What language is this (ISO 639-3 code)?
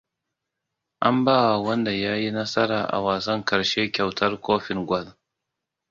hau